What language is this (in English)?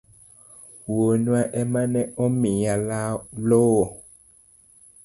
Luo (Kenya and Tanzania)